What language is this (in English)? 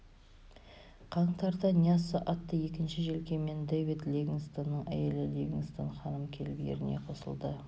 Kazakh